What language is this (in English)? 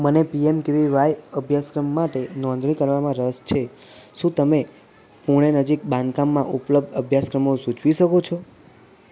Gujarati